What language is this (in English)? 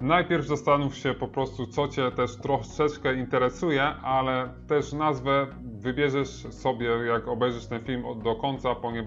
Polish